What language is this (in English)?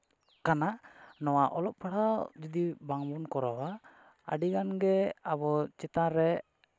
Santali